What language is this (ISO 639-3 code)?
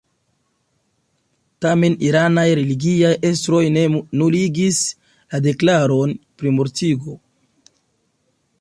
epo